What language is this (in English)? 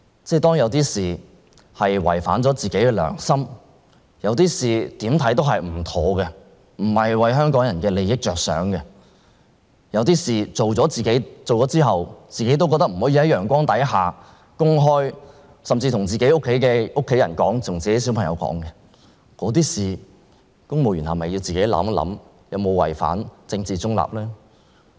Cantonese